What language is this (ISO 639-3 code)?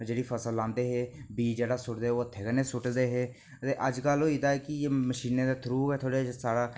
doi